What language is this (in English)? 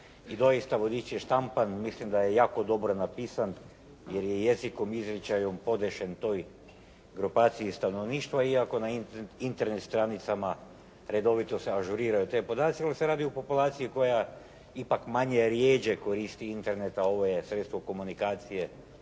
Croatian